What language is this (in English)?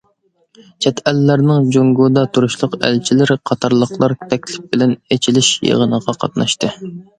Uyghur